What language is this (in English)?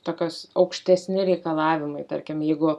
Lithuanian